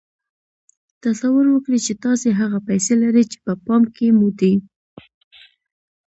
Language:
Pashto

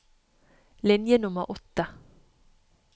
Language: Norwegian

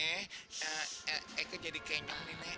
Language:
Indonesian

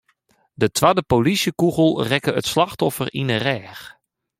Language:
Western Frisian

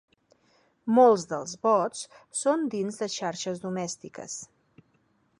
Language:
Catalan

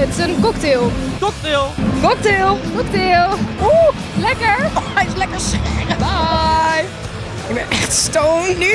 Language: Dutch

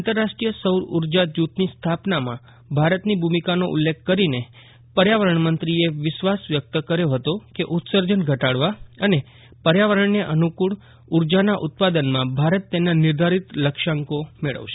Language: Gujarati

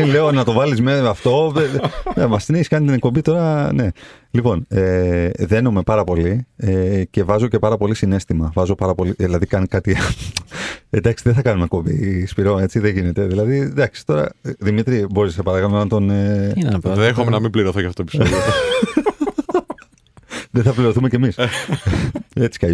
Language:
Greek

